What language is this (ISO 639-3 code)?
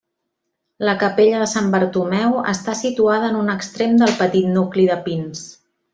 cat